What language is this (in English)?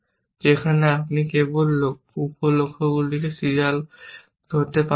Bangla